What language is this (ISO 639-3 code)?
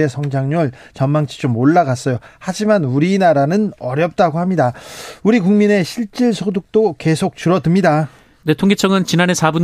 kor